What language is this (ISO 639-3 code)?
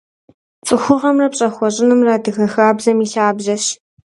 kbd